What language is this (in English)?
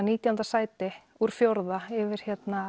Icelandic